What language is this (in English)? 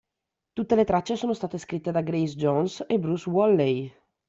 Italian